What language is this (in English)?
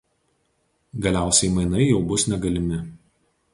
Lithuanian